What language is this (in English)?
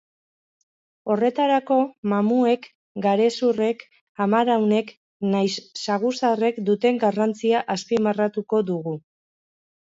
Basque